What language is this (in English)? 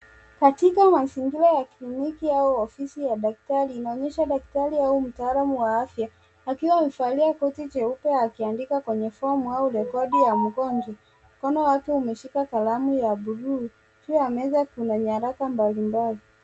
Swahili